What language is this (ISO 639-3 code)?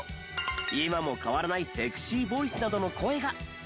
jpn